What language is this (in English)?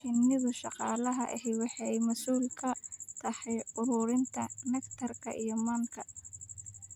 Somali